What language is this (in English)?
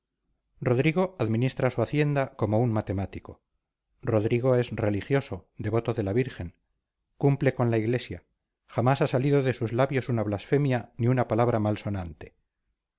Spanish